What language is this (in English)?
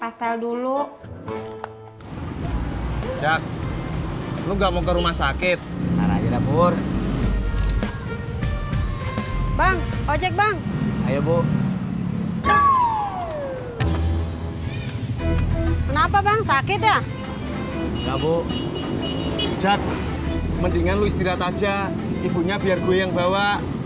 Indonesian